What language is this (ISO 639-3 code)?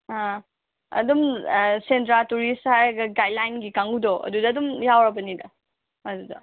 mni